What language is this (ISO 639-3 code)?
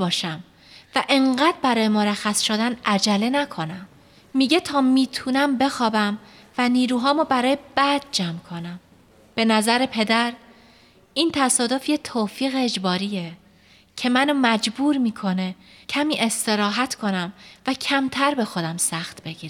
fas